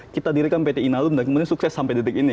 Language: Indonesian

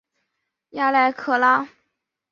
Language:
Chinese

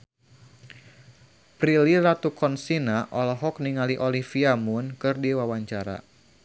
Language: Sundanese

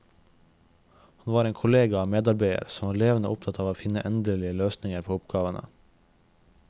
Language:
Norwegian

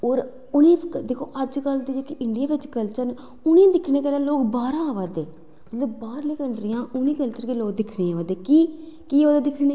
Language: Dogri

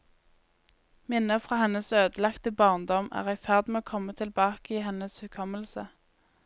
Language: Norwegian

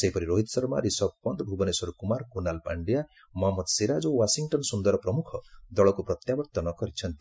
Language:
Odia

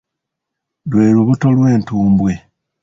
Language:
Ganda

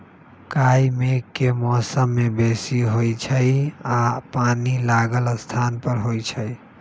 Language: Magahi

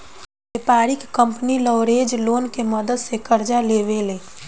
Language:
Bhojpuri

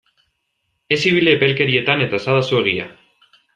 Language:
Basque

